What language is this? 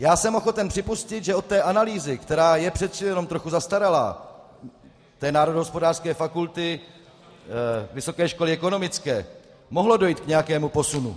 Czech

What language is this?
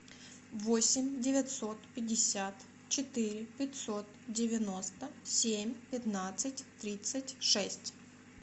Russian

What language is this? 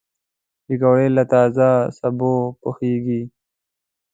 Pashto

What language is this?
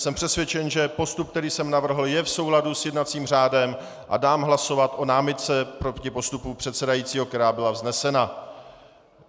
Czech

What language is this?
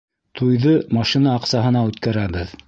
Bashkir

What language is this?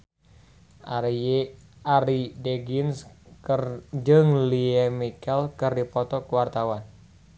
Sundanese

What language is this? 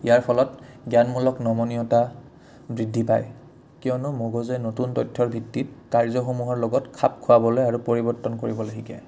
Assamese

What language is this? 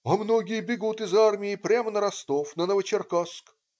Russian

